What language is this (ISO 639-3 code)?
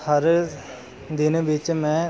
pan